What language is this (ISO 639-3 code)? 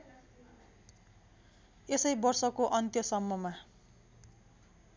nep